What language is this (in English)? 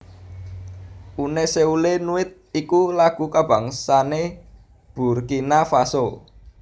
Javanese